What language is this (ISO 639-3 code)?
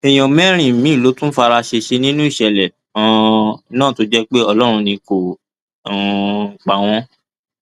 yor